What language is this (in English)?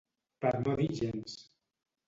Catalan